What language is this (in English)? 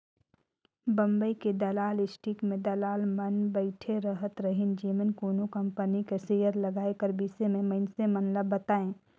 Chhattisgarhi